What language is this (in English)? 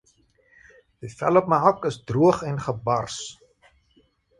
Afrikaans